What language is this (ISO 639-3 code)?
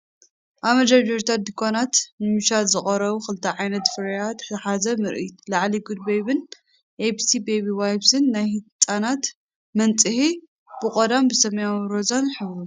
tir